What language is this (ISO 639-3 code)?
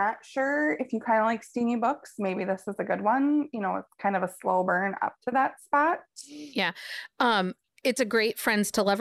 eng